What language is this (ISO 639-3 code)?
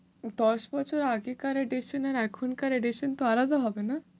ben